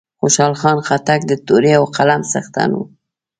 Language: Pashto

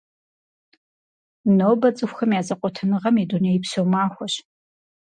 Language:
Kabardian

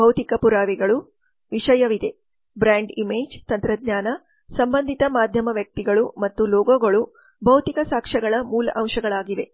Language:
Kannada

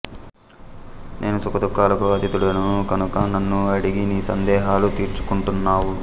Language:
Telugu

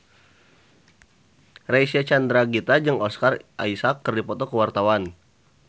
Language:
Sundanese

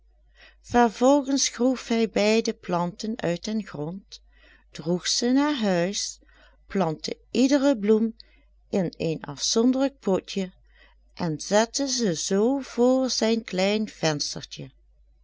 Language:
Dutch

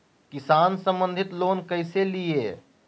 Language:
Magahi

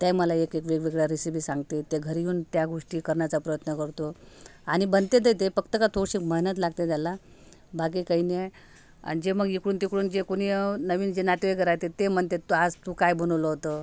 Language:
Marathi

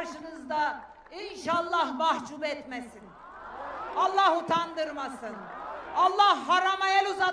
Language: Turkish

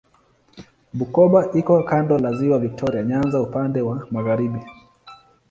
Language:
Swahili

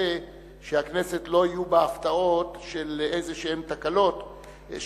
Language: Hebrew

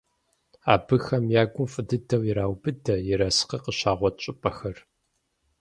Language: Kabardian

